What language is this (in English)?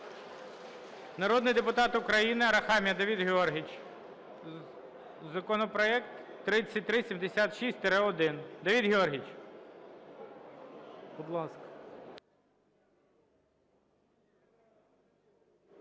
Ukrainian